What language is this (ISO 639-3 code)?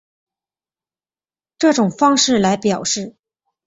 zho